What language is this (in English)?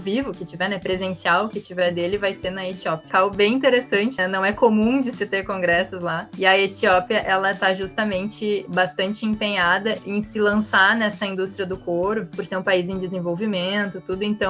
Portuguese